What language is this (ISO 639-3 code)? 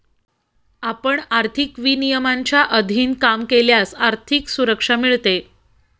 mar